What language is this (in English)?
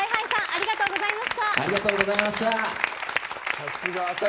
Japanese